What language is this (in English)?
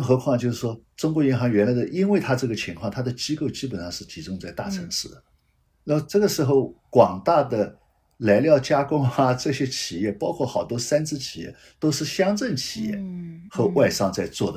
Chinese